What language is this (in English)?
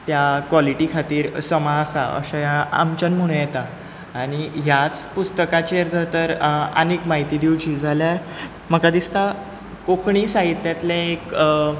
Konkani